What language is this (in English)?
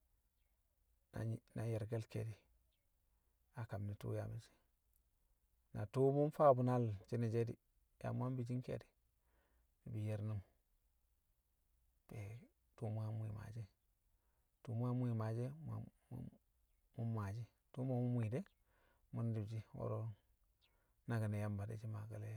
Kamo